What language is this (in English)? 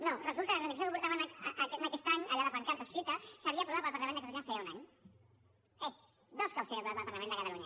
Catalan